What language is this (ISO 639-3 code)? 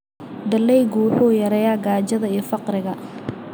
som